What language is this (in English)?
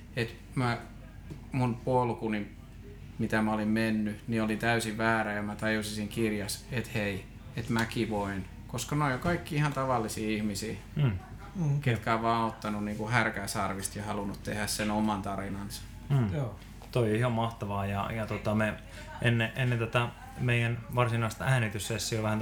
Finnish